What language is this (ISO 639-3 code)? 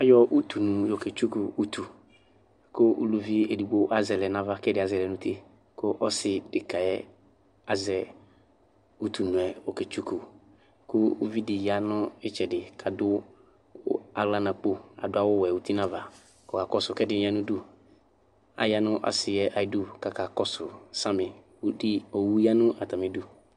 kpo